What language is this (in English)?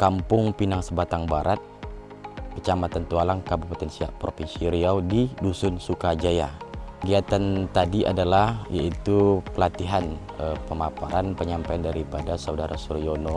Indonesian